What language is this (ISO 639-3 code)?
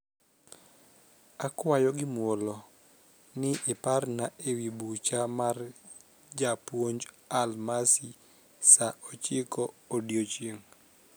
luo